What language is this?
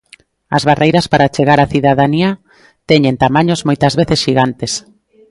Galician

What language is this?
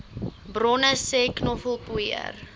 Afrikaans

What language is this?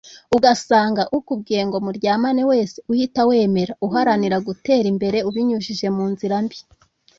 Kinyarwanda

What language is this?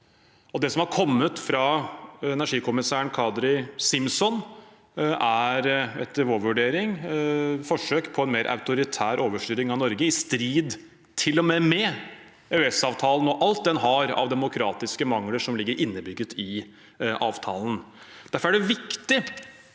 Norwegian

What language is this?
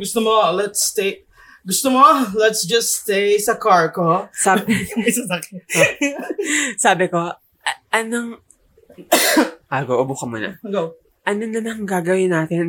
Filipino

